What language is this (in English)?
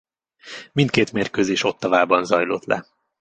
Hungarian